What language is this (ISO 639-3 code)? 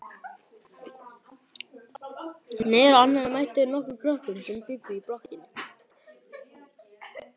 isl